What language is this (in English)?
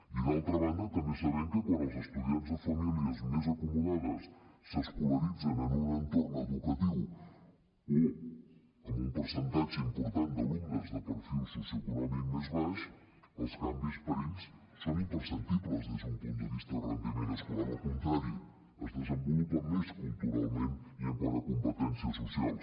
Catalan